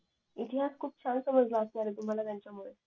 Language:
Marathi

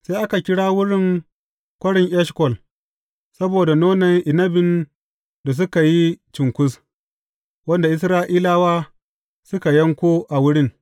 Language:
Hausa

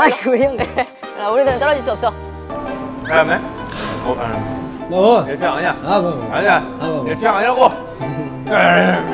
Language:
Korean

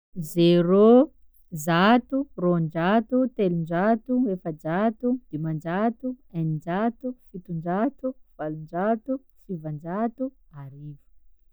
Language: Sakalava Malagasy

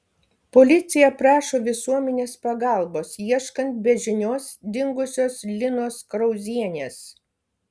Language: Lithuanian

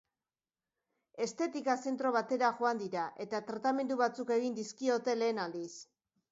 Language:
Basque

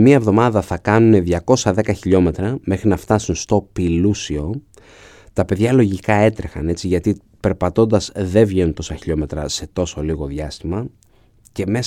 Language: Greek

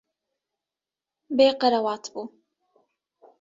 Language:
Kurdish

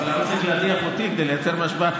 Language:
Hebrew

